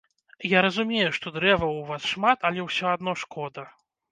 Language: Belarusian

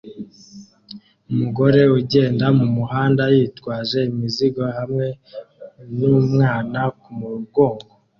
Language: Kinyarwanda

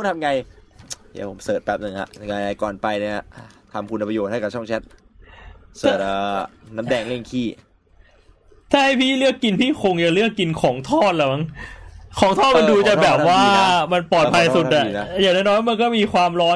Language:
Thai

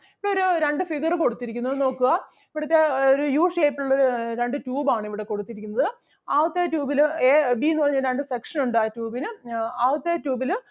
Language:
Malayalam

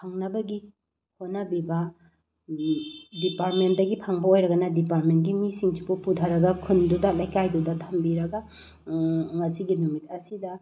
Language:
Manipuri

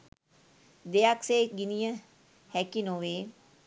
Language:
Sinhala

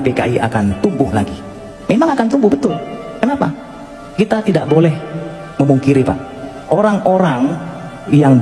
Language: Indonesian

